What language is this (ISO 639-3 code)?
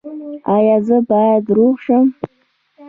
pus